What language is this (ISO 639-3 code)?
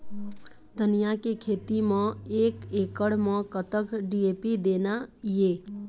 hne